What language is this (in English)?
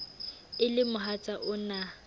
Southern Sotho